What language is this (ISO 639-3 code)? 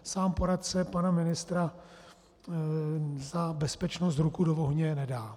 ces